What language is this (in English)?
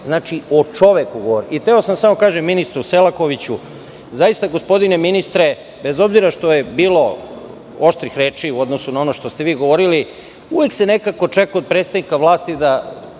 Serbian